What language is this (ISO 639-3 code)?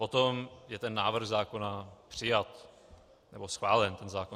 ces